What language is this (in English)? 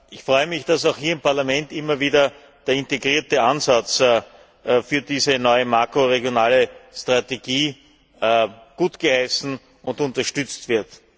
German